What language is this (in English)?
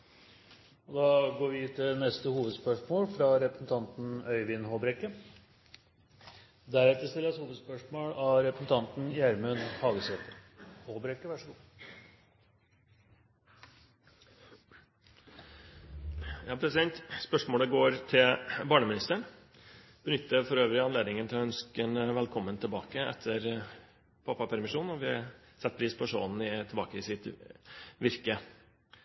Norwegian